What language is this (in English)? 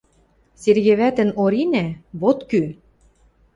Western Mari